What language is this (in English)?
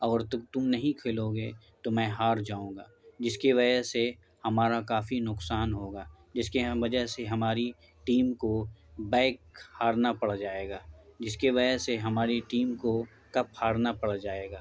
Urdu